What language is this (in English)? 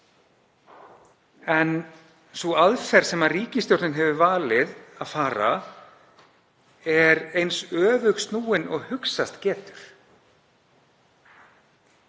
Icelandic